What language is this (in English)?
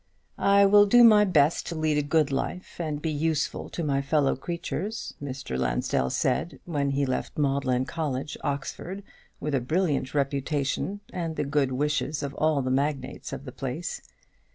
English